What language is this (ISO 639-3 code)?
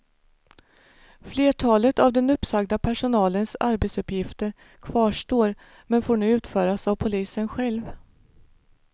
swe